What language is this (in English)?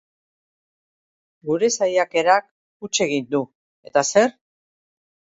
Basque